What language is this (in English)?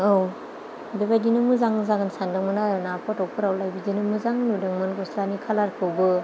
Bodo